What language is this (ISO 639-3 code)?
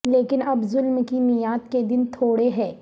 urd